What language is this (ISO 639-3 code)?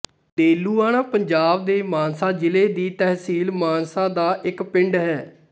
pan